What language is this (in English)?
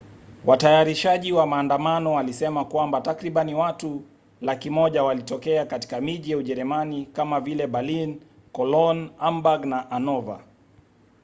Swahili